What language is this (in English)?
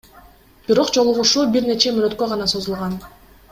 Kyrgyz